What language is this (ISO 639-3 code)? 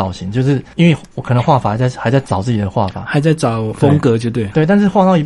zho